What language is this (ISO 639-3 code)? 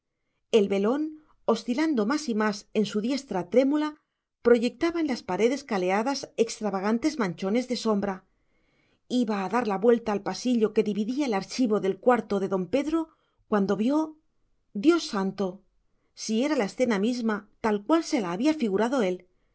spa